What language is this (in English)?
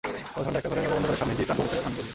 Bangla